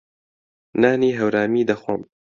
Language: Central Kurdish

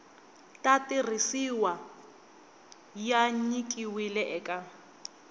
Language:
Tsonga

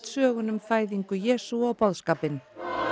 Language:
Icelandic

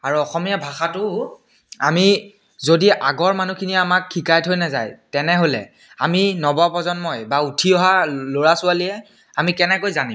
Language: Assamese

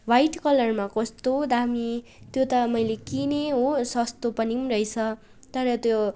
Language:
Nepali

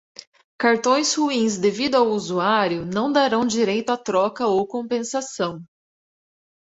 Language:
Portuguese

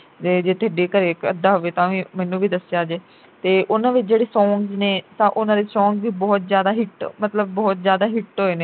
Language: Punjabi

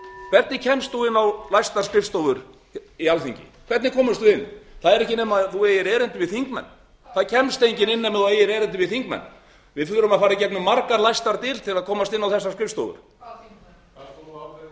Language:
Icelandic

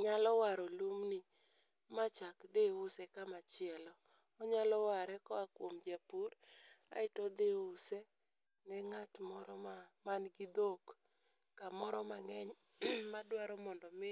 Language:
Luo (Kenya and Tanzania)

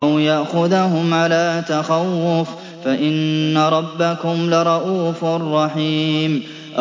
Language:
Arabic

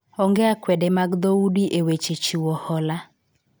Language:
Luo (Kenya and Tanzania)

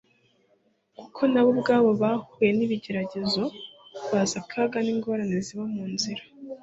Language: Kinyarwanda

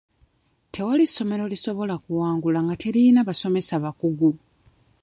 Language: Ganda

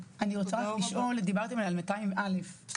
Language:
Hebrew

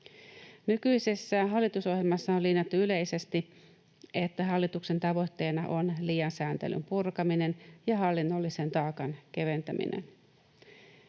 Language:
Finnish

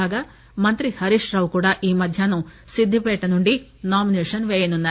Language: Telugu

